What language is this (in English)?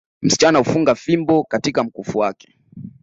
Swahili